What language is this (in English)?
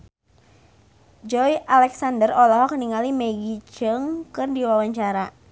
Sundanese